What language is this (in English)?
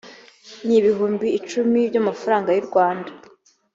Kinyarwanda